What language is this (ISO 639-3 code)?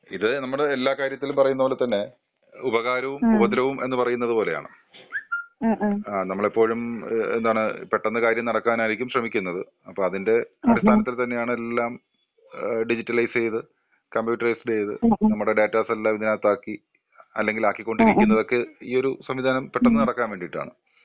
mal